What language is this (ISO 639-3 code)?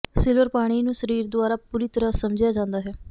pan